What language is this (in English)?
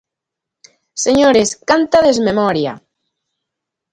Galician